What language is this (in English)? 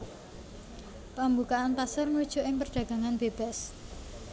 Javanese